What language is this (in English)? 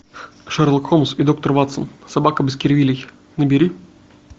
Russian